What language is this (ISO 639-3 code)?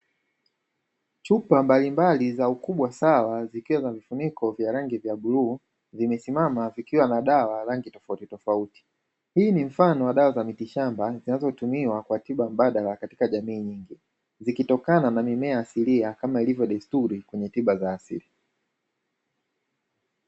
swa